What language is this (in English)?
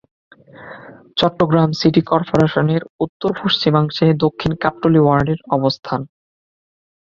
Bangla